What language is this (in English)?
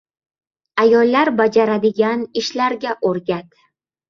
Uzbek